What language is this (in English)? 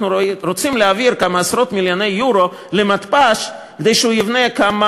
Hebrew